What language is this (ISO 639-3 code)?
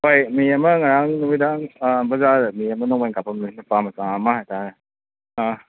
mni